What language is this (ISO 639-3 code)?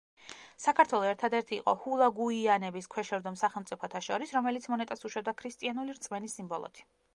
kat